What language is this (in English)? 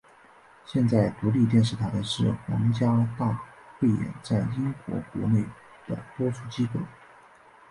Chinese